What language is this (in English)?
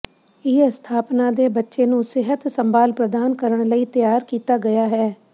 Punjabi